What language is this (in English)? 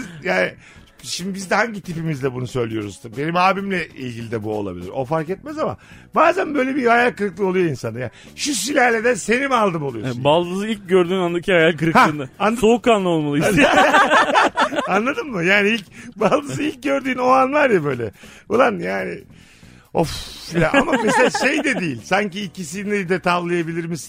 Turkish